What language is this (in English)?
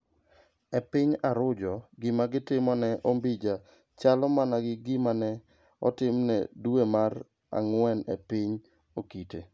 Luo (Kenya and Tanzania)